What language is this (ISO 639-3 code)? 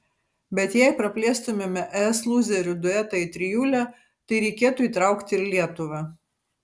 lit